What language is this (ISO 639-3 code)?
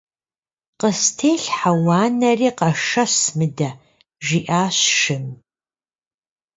kbd